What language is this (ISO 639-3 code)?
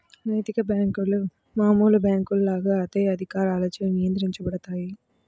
tel